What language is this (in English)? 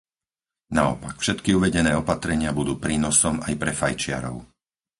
Slovak